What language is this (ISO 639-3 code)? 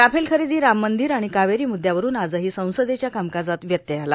mar